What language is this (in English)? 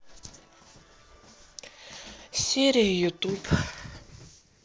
Russian